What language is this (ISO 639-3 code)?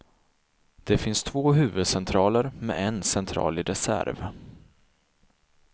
swe